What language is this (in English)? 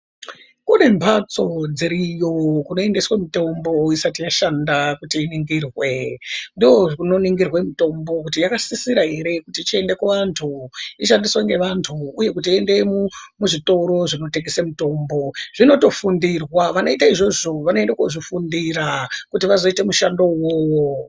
Ndau